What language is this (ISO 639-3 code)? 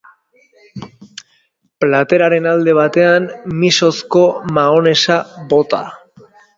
eus